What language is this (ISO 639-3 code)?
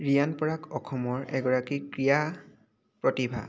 asm